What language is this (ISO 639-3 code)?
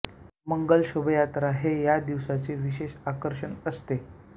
mar